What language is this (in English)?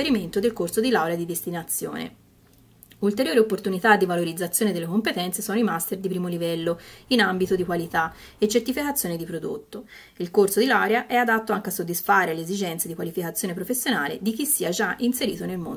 Italian